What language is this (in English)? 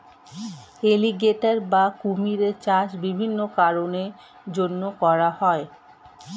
Bangla